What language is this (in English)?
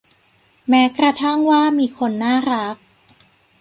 Thai